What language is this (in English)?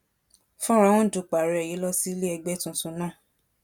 Yoruba